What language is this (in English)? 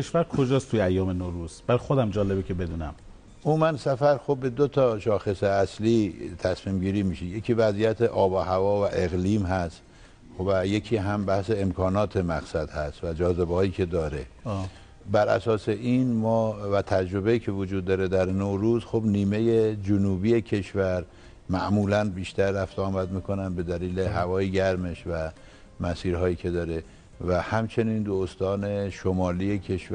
Persian